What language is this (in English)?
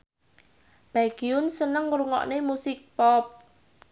Javanese